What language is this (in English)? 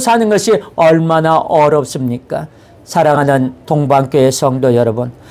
Korean